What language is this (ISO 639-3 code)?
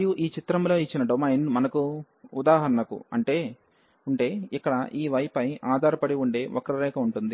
tel